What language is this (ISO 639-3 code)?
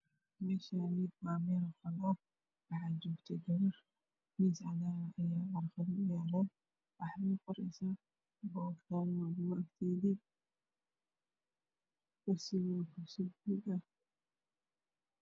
som